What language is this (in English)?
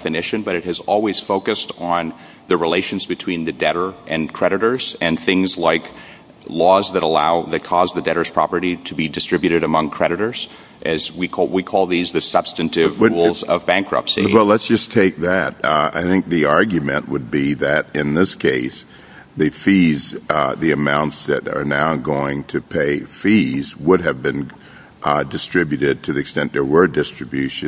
English